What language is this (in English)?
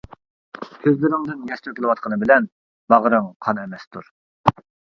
Uyghur